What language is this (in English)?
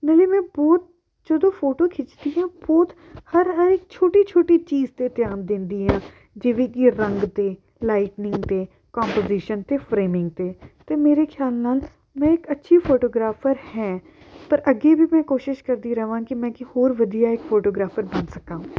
Punjabi